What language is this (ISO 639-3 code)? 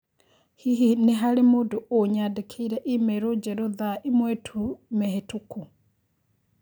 kik